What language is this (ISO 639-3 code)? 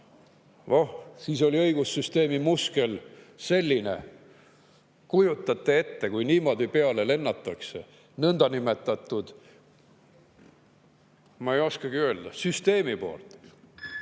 est